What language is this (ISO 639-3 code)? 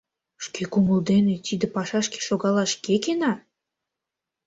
chm